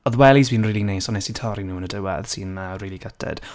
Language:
Welsh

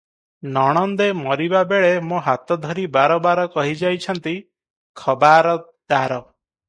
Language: Odia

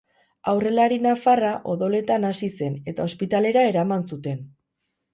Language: Basque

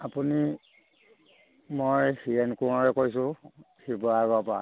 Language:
Assamese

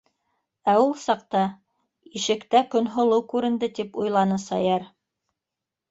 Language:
Bashkir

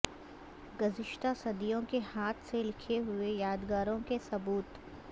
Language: Urdu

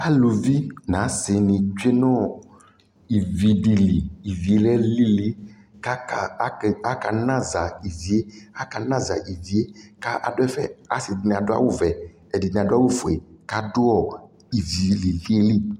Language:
Ikposo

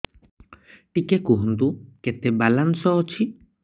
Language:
Odia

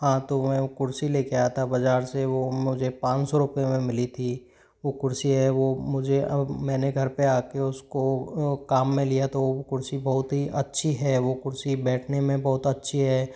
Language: Hindi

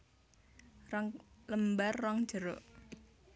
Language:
Javanese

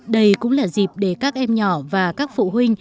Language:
Vietnamese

